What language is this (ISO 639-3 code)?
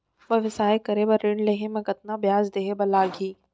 hne